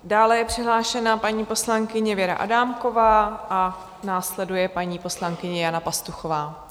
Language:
Czech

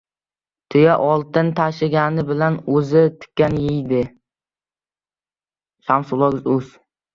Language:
Uzbek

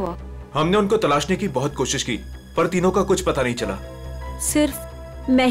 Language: Hindi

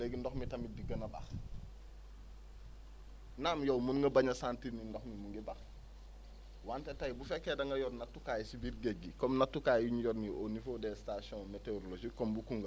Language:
Wolof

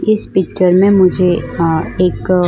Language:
Hindi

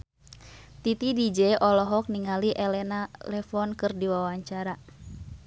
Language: Sundanese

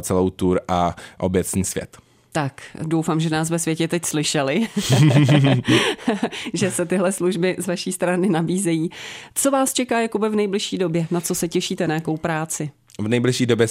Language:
Czech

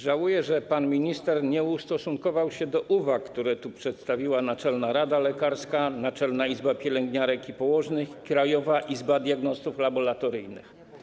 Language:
Polish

